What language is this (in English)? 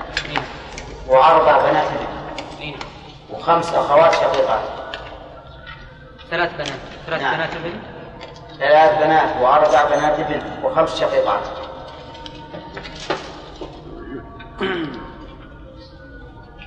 Arabic